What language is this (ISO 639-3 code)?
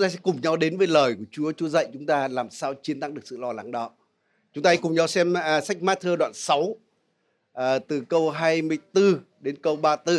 vie